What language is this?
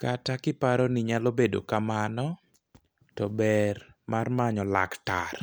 Luo (Kenya and Tanzania)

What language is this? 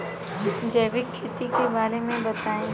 Bhojpuri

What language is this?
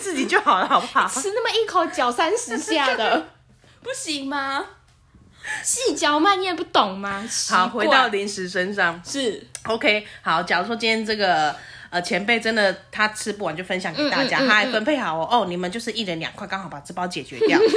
Chinese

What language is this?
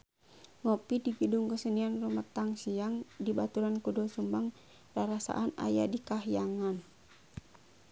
Sundanese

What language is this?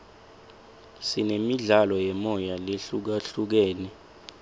Swati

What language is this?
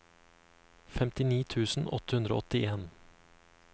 Norwegian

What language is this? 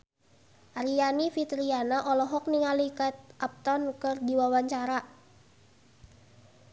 Sundanese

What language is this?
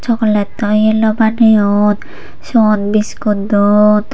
Chakma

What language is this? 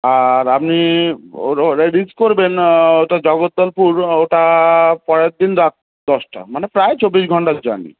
Bangla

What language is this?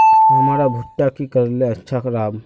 Magahi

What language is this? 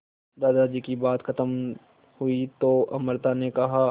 Hindi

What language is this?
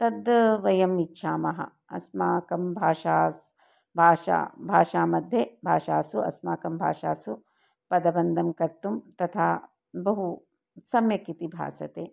Sanskrit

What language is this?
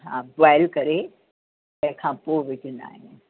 Sindhi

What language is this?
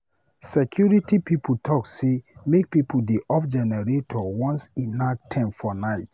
Nigerian Pidgin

